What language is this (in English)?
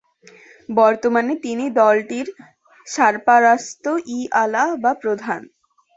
Bangla